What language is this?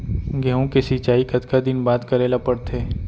Chhattisgarhi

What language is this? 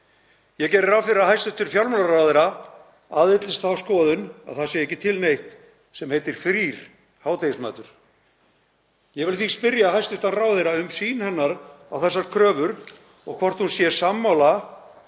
Icelandic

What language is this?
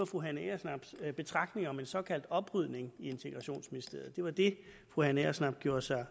Danish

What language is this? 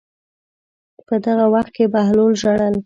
Pashto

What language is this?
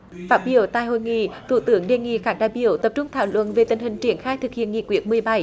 Vietnamese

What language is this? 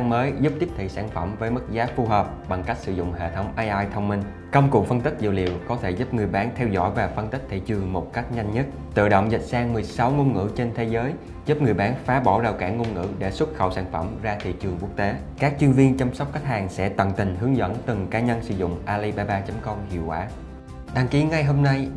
Vietnamese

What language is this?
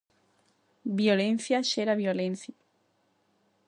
Galician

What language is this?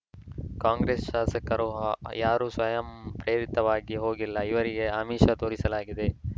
Kannada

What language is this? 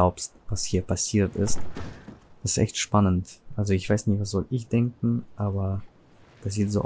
German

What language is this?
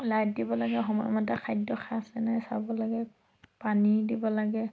Assamese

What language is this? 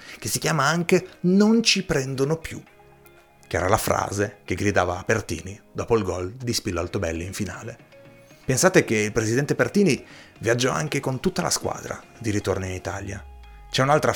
Italian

